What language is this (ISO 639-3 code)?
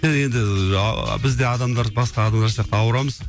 kaz